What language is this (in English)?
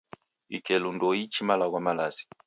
Taita